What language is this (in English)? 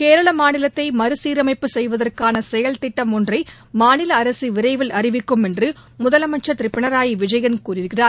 Tamil